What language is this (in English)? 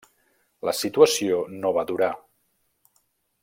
Catalan